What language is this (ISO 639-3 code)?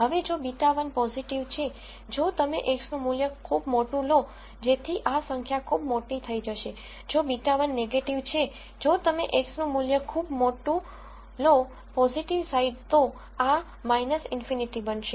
guj